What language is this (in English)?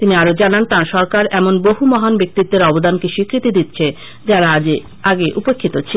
Bangla